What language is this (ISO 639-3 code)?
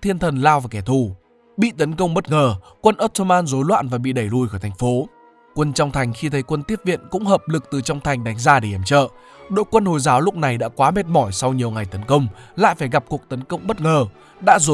vie